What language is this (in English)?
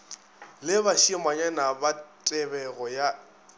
Northern Sotho